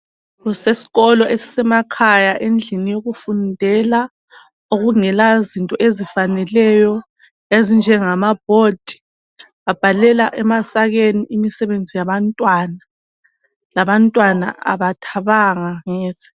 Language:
North Ndebele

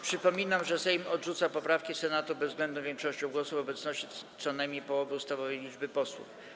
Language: Polish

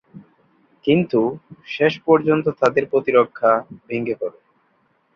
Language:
Bangla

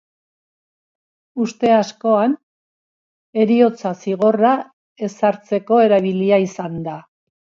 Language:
Basque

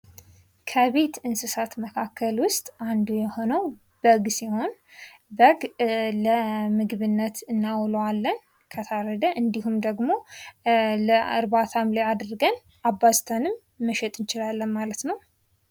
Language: Amharic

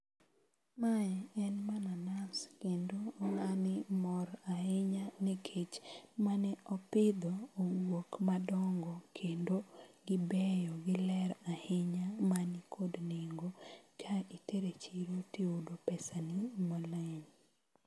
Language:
Luo (Kenya and Tanzania)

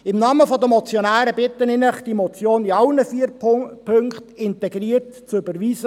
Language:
Swiss German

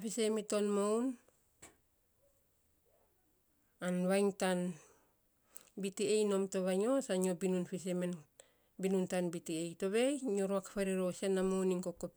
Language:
Saposa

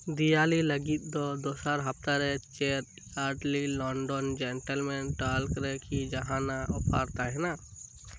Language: Santali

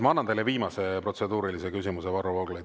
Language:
Estonian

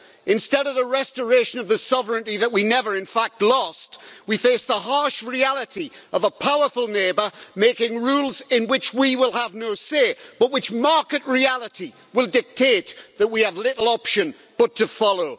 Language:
English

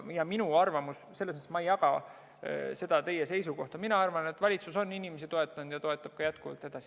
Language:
Estonian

